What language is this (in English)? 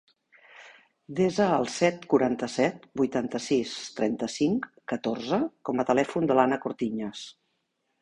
Catalan